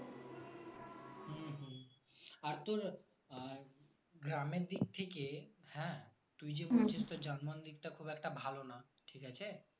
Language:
Bangla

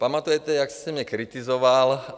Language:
Czech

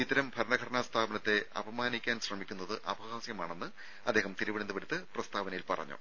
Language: Malayalam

